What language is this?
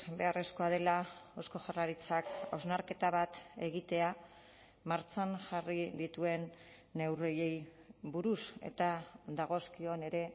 Basque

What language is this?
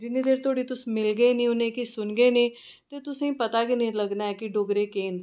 Dogri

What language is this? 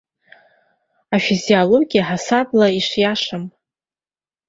Abkhazian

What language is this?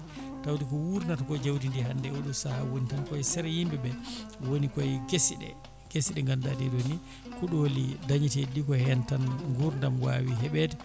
Fula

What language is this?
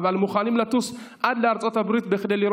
Hebrew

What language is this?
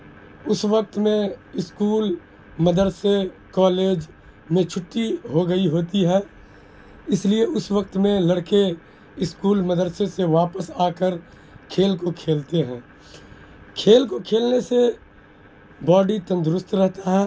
Urdu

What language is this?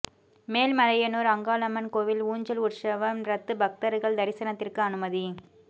Tamil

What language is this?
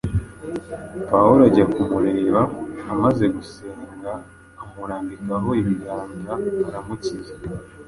Kinyarwanda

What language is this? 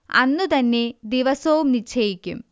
Malayalam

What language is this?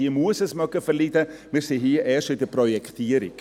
Swiss German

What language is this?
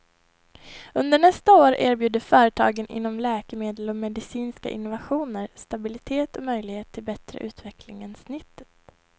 Swedish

